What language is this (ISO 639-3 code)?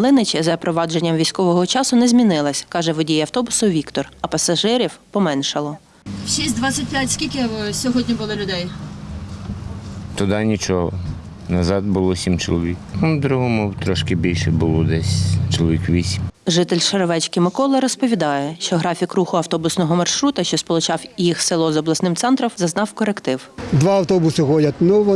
ukr